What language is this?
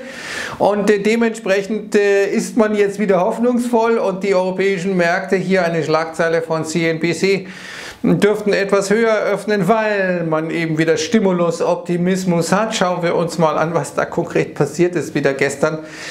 German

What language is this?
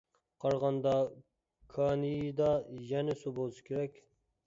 Uyghur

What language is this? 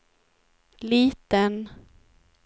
Swedish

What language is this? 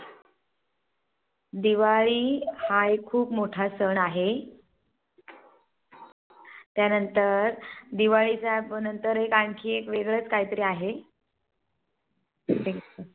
Marathi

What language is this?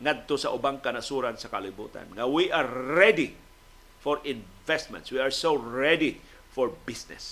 Filipino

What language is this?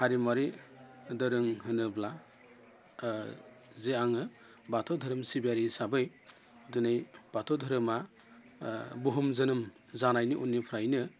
Bodo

